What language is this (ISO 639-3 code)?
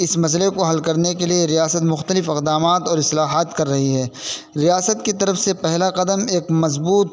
urd